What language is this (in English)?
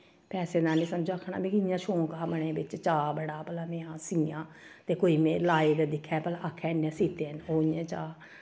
Dogri